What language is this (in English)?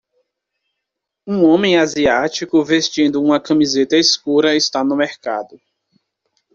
Portuguese